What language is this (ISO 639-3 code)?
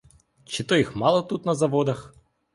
ukr